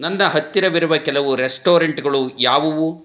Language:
Kannada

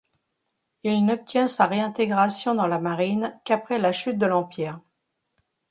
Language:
French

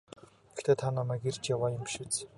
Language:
Mongolian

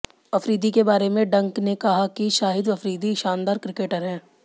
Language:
Hindi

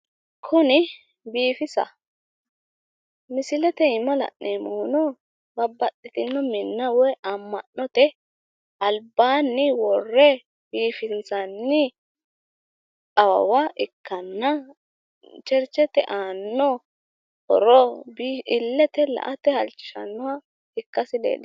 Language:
Sidamo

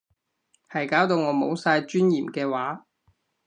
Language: Cantonese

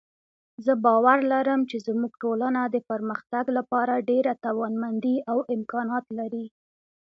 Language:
Pashto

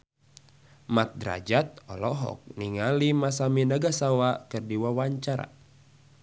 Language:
Sundanese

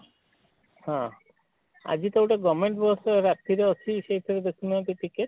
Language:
Odia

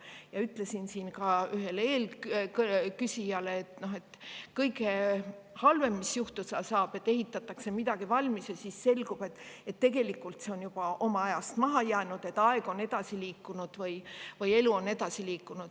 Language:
Estonian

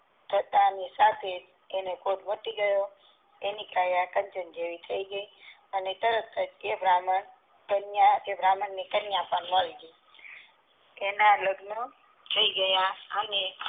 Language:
Gujarati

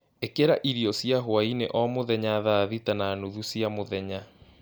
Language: Kikuyu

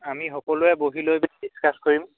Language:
Assamese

